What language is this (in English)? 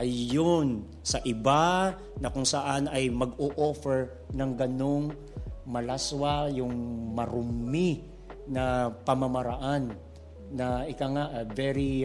Filipino